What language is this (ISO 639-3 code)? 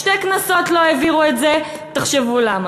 heb